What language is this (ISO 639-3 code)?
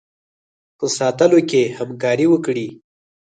pus